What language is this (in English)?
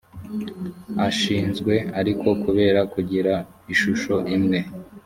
Kinyarwanda